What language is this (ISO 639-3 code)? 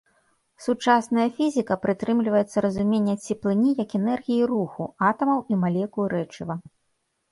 bel